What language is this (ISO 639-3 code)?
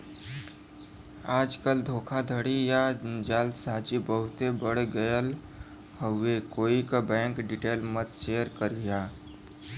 bho